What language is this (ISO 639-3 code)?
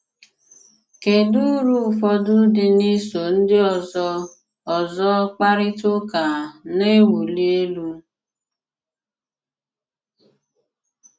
ibo